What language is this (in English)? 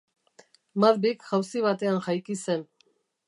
Basque